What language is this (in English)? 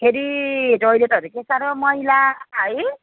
Nepali